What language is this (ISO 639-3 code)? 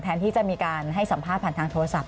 tha